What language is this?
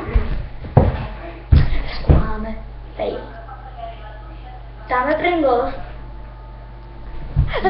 Czech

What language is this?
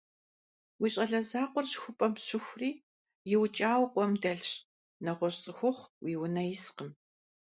Kabardian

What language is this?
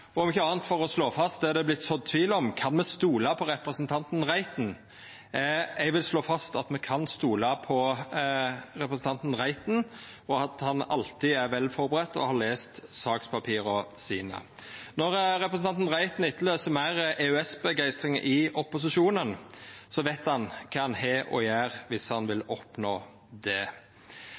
Norwegian Nynorsk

